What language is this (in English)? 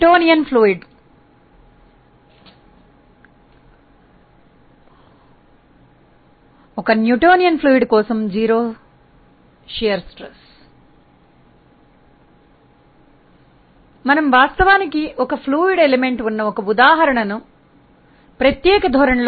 Telugu